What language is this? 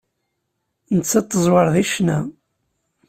Kabyle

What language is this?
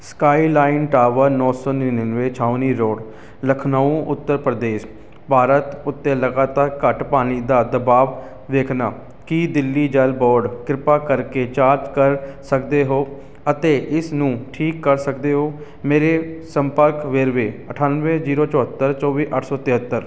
Punjabi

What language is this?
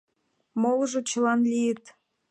Mari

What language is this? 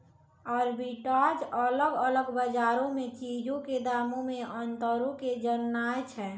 Maithili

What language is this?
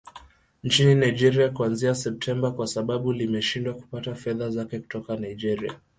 Swahili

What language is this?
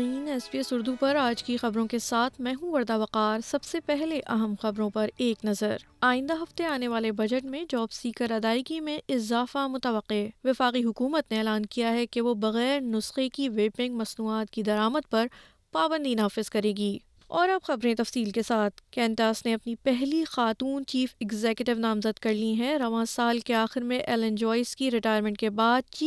Urdu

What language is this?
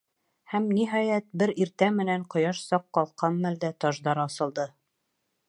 Bashkir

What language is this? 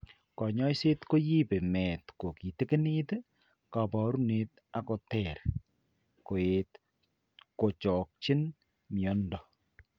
Kalenjin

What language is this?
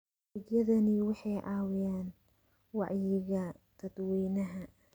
Somali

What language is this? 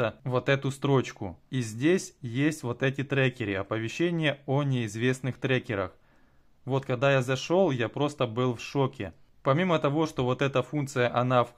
Russian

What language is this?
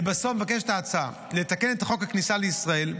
Hebrew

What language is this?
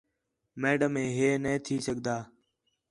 Khetrani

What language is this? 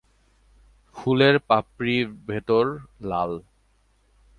Bangla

